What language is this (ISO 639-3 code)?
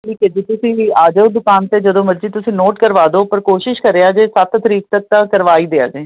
pan